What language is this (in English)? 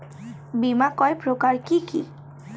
Bangla